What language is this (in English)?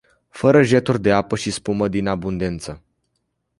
Romanian